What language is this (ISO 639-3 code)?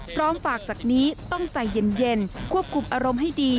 tha